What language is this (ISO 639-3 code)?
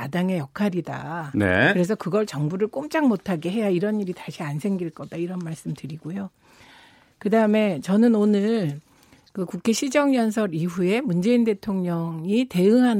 kor